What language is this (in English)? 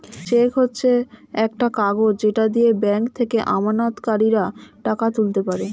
Bangla